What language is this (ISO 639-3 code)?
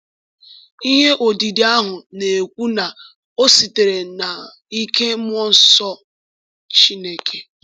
ibo